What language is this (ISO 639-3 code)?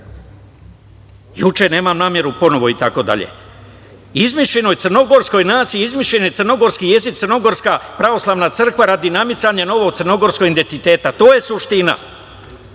srp